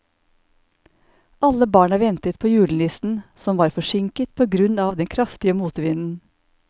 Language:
Norwegian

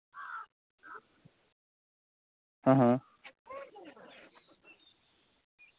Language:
Dogri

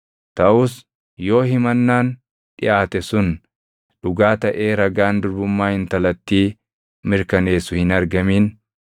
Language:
Oromo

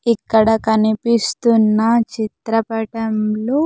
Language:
Telugu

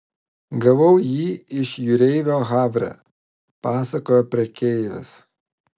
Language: Lithuanian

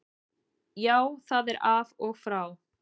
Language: Icelandic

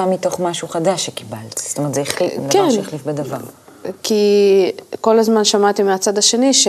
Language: Hebrew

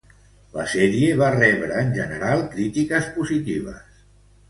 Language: Catalan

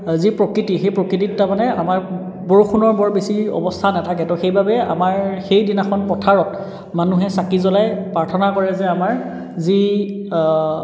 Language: Assamese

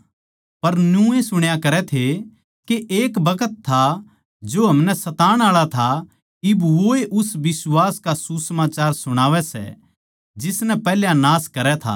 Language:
Haryanvi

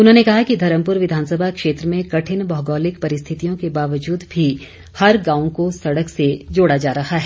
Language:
Hindi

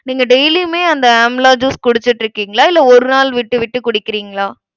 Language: Tamil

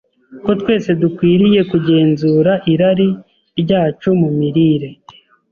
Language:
Kinyarwanda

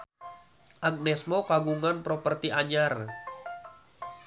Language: Sundanese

